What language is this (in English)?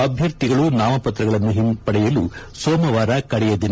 Kannada